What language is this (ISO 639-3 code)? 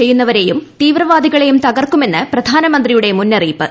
mal